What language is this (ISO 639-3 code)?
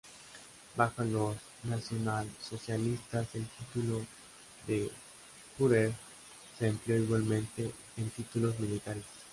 spa